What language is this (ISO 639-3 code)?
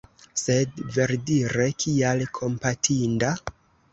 epo